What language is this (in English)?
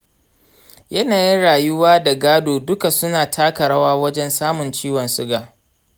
Hausa